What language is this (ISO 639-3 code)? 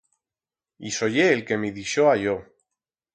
arg